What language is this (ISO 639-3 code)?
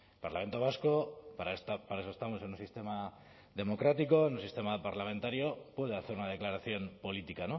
spa